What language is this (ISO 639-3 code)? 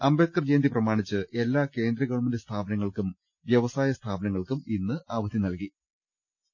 mal